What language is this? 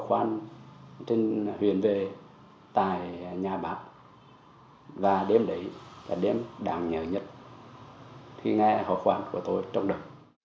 Vietnamese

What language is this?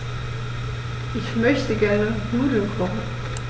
German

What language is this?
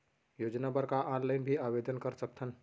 Chhattisgarhi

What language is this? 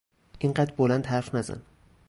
Persian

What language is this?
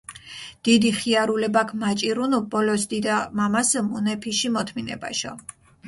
Mingrelian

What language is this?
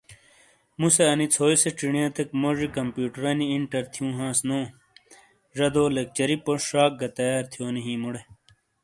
Shina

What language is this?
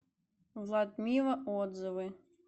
Russian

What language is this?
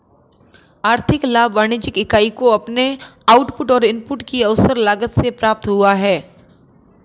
Hindi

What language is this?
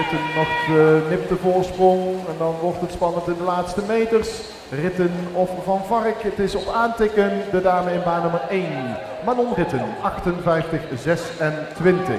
Dutch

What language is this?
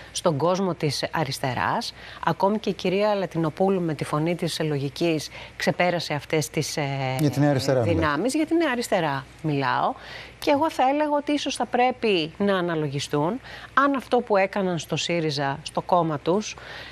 Greek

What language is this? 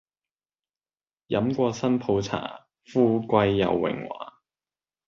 Cantonese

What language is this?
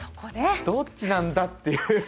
Japanese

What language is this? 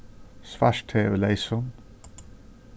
Faroese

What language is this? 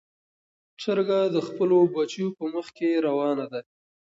Pashto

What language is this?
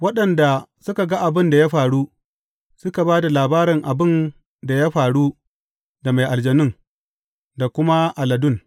Hausa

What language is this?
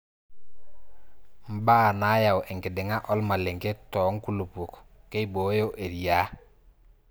Masai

